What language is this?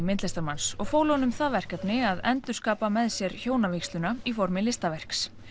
Icelandic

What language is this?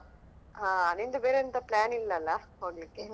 Kannada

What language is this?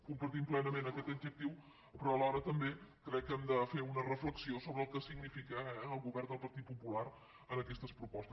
Catalan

